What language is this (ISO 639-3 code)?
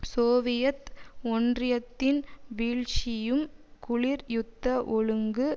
tam